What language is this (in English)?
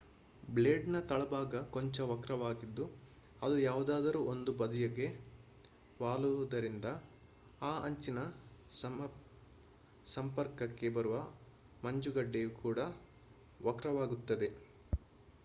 Kannada